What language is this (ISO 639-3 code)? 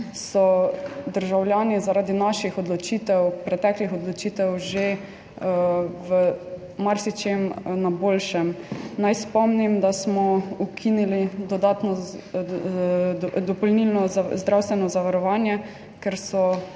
slv